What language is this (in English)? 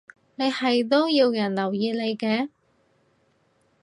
Cantonese